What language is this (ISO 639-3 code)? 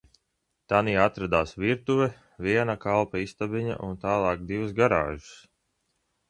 lav